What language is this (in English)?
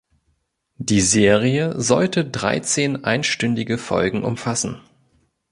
German